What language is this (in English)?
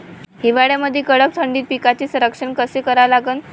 Marathi